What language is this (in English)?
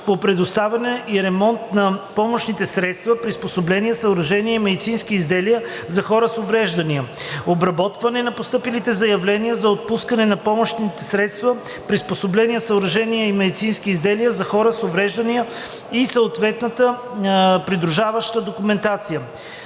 Bulgarian